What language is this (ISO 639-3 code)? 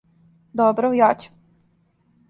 srp